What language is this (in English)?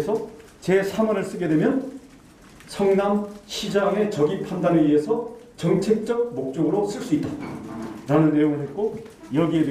Korean